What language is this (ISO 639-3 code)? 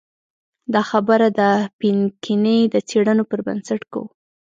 pus